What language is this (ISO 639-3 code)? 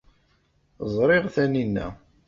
kab